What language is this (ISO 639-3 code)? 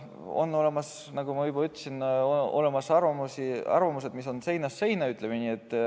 est